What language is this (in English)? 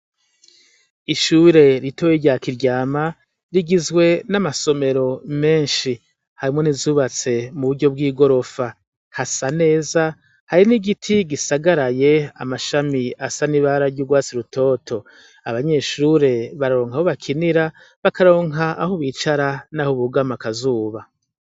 Rundi